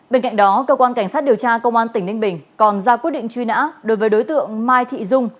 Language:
Vietnamese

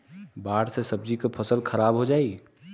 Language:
Bhojpuri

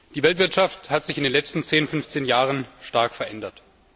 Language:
German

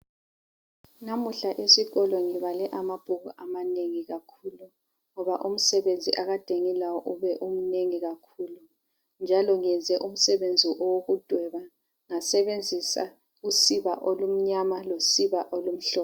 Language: North Ndebele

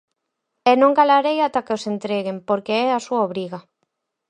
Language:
Galician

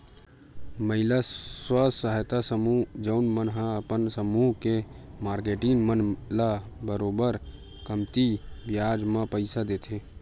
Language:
Chhattisgarhi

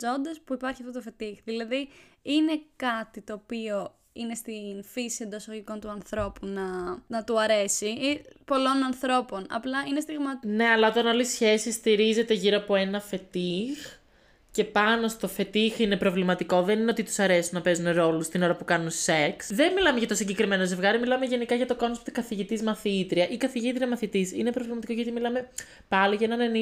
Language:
Greek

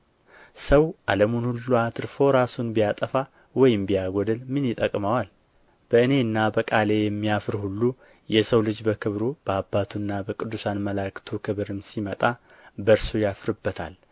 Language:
Amharic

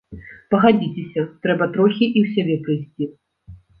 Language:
Belarusian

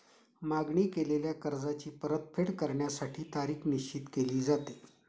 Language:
Marathi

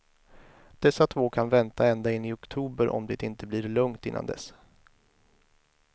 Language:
Swedish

